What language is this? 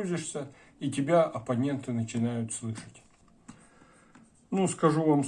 Russian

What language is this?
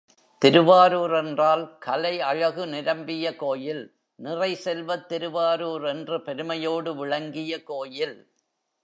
Tamil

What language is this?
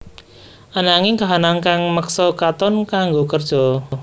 Javanese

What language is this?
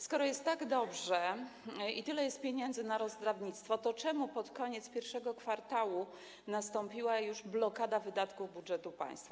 Polish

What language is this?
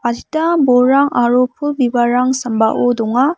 Garo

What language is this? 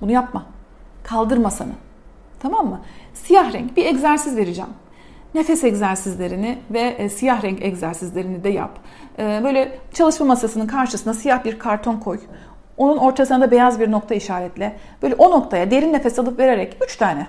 Turkish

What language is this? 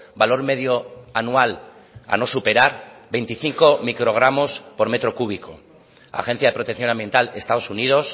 Spanish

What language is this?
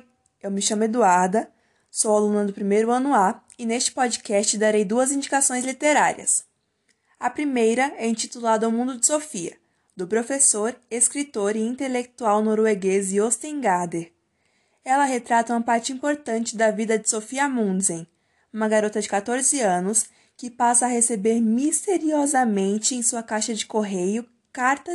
Portuguese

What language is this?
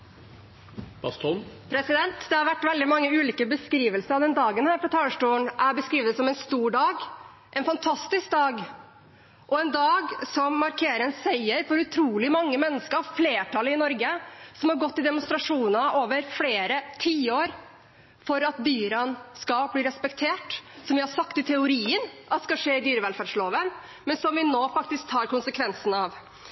Norwegian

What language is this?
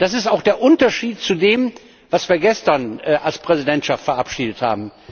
German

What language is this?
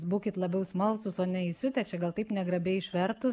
Lithuanian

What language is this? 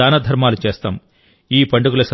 Telugu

